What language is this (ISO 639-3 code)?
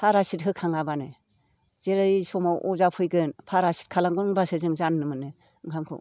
brx